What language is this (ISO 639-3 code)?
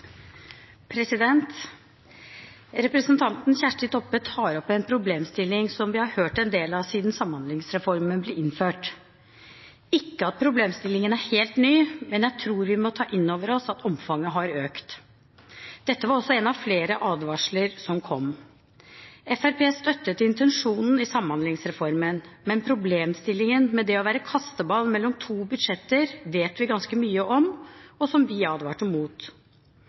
nob